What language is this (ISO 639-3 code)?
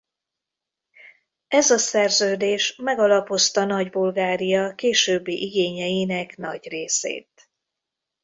hun